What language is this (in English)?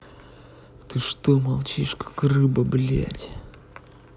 Russian